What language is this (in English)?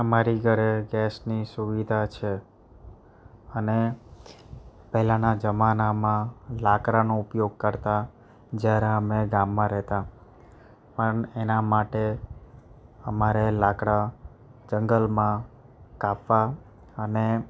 Gujarati